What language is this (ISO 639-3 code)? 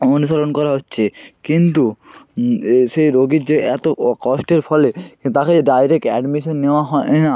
ben